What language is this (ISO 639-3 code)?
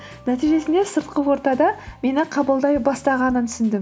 kaz